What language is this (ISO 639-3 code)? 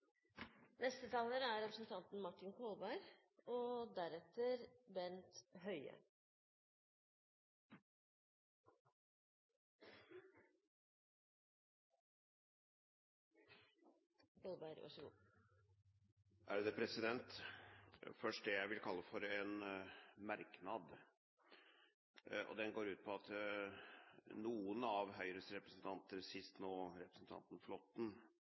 nob